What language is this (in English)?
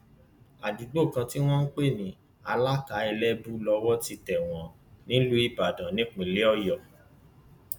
Yoruba